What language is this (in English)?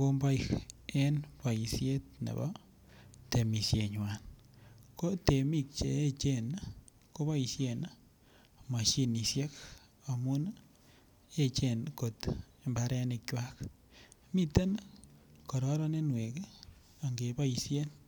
Kalenjin